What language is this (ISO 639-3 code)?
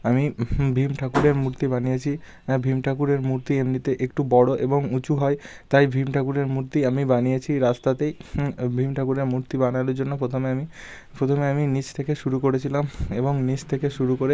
ben